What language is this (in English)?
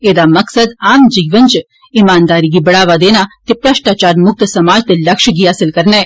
Dogri